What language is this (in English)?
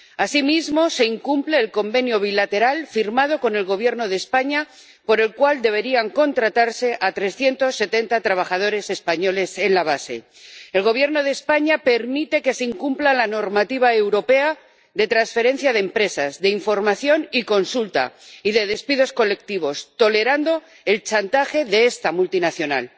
Spanish